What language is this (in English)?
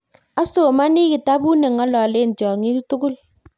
Kalenjin